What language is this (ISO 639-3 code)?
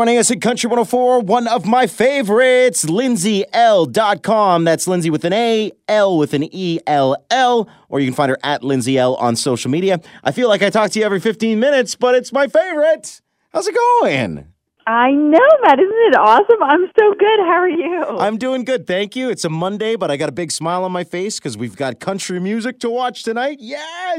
eng